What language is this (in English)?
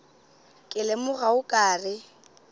Northern Sotho